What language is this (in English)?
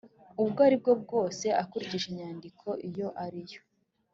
Kinyarwanda